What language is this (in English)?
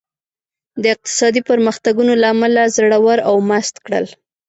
Pashto